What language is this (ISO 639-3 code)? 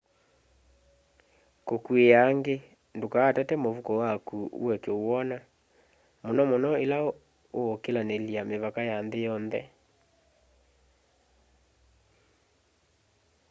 kam